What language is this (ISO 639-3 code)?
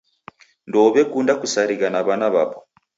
dav